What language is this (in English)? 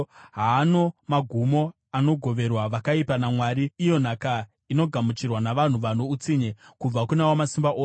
Shona